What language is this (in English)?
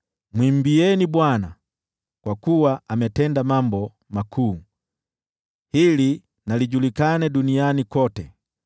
Swahili